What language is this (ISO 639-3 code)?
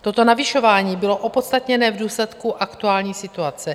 ces